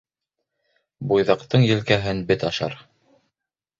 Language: Bashkir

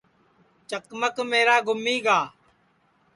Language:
Sansi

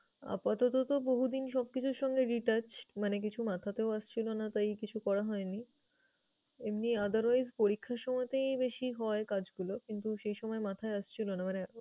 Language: Bangla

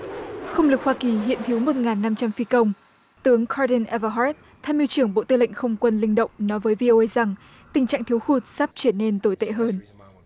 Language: Vietnamese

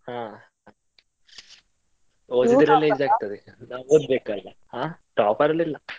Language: Kannada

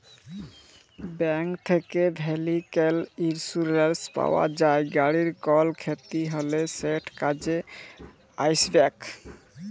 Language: Bangla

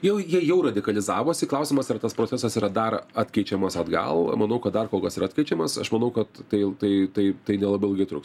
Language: Lithuanian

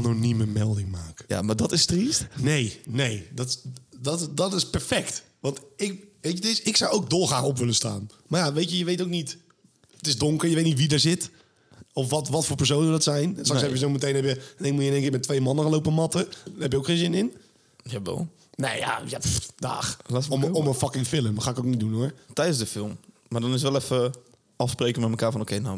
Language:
Dutch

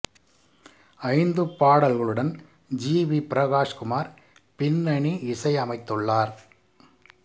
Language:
Tamil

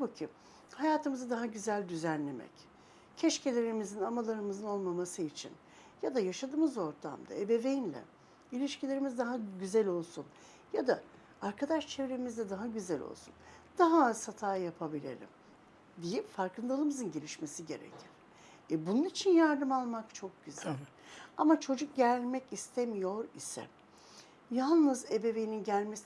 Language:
Turkish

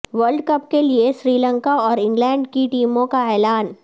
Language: Urdu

